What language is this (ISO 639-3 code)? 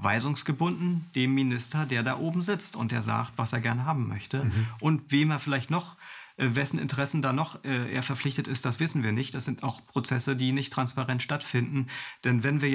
deu